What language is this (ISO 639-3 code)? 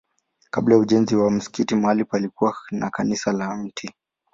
swa